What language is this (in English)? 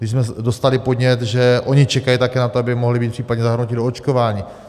Czech